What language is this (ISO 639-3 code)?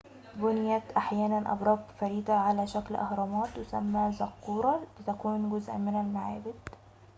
ara